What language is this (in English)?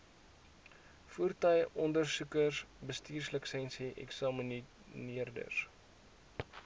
Afrikaans